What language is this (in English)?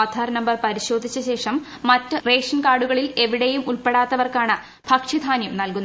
Malayalam